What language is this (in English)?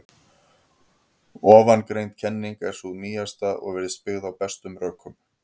Icelandic